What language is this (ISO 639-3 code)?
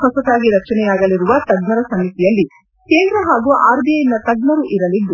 kan